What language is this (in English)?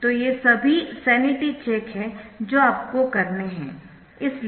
Hindi